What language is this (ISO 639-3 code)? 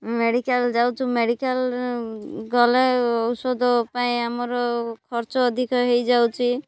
ori